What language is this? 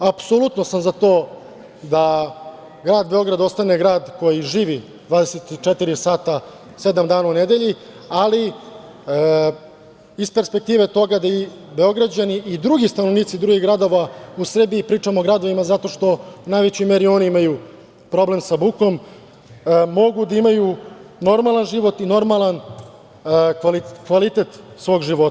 Serbian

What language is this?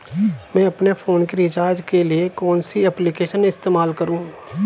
Hindi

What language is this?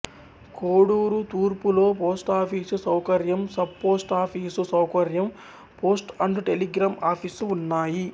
Telugu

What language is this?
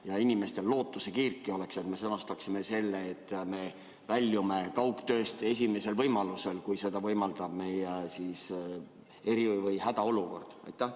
Estonian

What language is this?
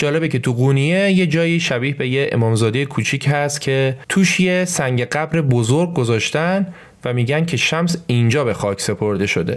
Persian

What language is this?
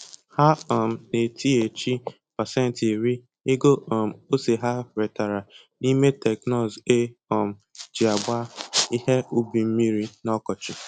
Igbo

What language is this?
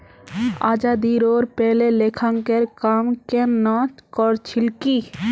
Magahi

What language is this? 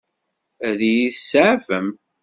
Kabyle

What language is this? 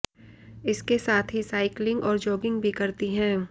Hindi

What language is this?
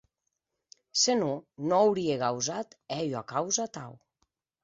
Occitan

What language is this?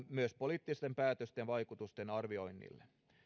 Finnish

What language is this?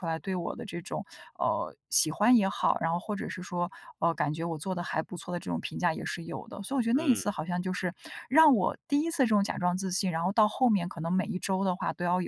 Chinese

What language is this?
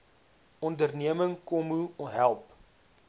Afrikaans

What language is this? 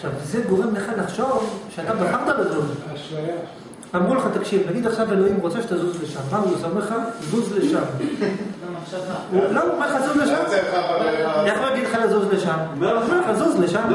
Hebrew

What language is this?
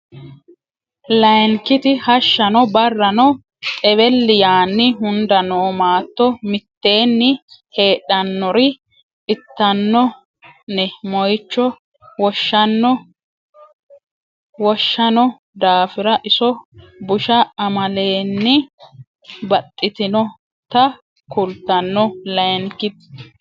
Sidamo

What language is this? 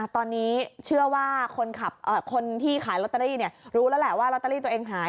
Thai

